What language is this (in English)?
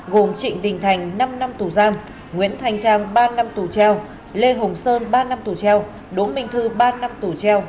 Vietnamese